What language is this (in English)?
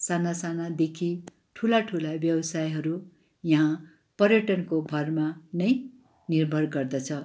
Nepali